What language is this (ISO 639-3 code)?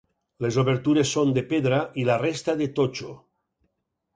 cat